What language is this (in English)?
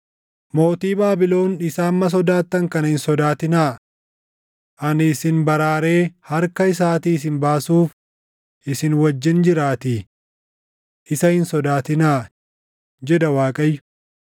Oromo